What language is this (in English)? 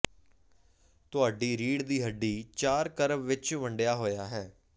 Punjabi